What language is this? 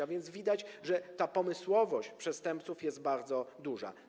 Polish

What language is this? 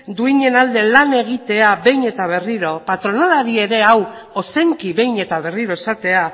Basque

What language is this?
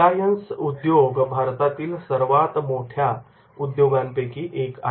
Marathi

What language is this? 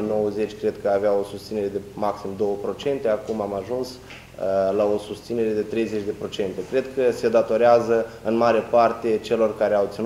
Romanian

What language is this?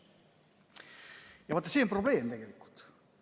Estonian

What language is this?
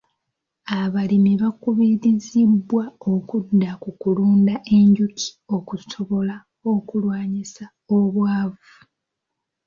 Ganda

